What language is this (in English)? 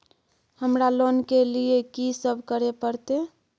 Maithili